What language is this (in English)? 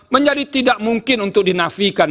Indonesian